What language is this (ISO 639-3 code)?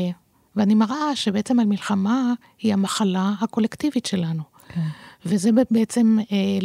heb